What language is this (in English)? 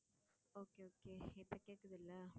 Tamil